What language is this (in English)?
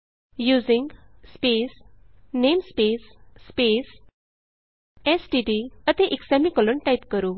Punjabi